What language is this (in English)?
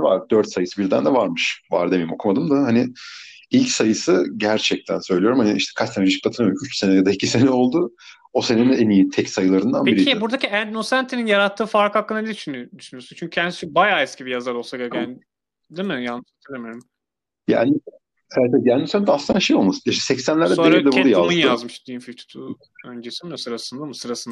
Turkish